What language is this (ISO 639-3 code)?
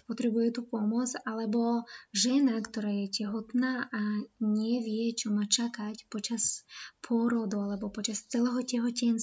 slk